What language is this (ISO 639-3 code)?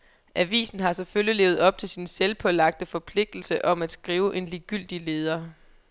dan